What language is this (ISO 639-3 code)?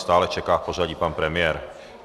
ces